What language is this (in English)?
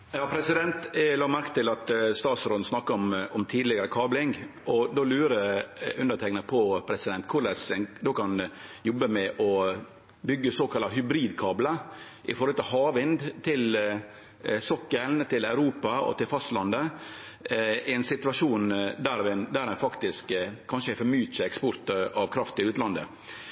Norwegian Nynorsk